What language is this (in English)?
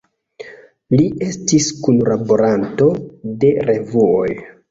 Esperanto